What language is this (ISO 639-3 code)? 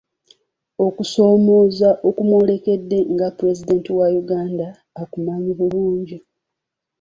lug